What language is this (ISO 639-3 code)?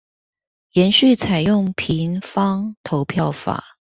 zho